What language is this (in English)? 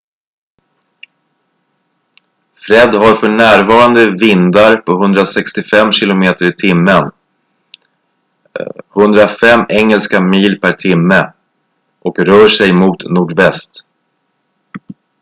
Swedish